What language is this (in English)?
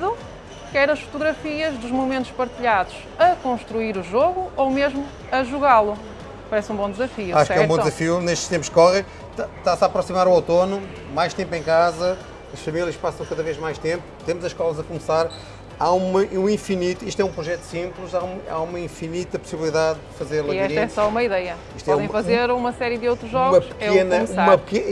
Portuguese